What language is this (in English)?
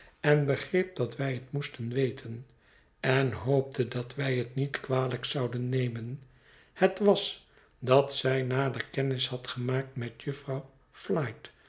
Dutch